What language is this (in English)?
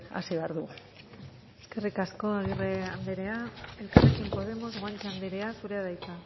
Basque